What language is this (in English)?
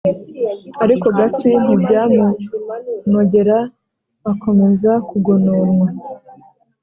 Kinyarwanda